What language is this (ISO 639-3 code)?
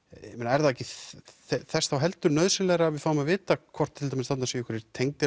isl